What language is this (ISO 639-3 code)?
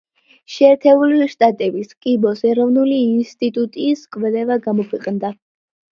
kat